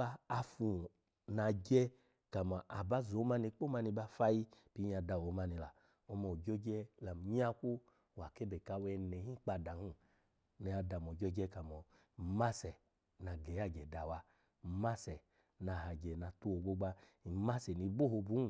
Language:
Alago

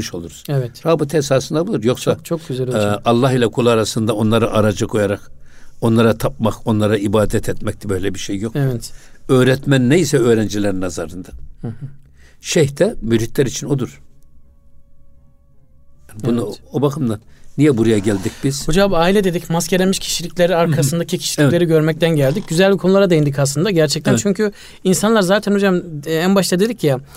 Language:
Turkish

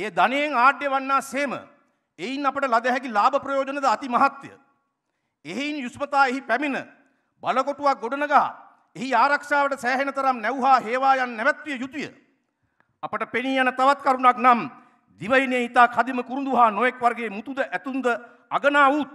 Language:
Indonesian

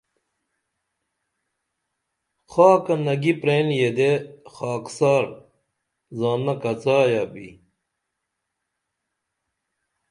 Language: Dameli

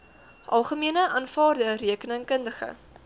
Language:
Afrikaans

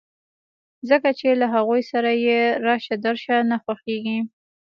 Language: Pashto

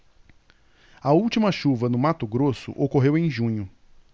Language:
Portuguese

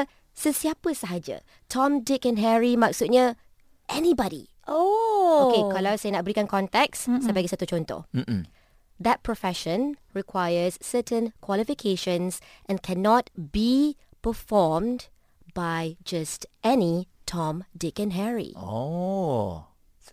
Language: Malay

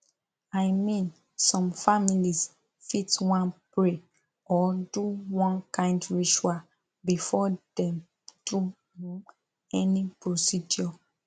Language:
Nigerian Pidgin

